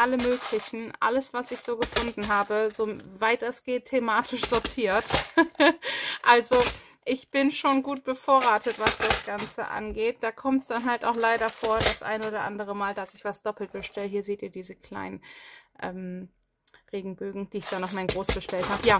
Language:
German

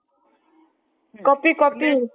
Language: Odia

